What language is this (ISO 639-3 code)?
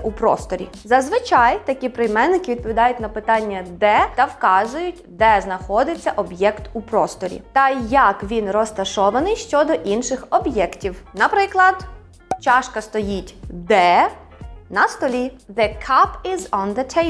ukr